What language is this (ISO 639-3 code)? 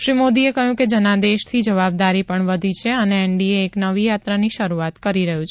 guj